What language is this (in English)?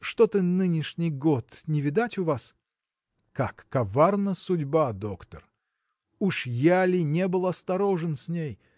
Russian